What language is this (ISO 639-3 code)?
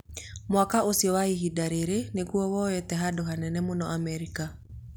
kik